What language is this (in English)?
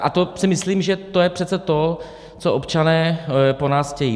Czech